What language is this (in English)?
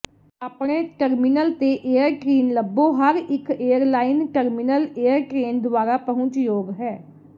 Punjabi